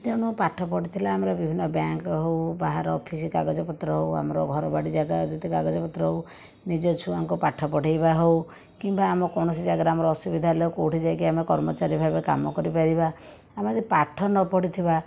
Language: Odia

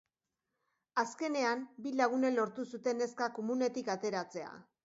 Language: Basque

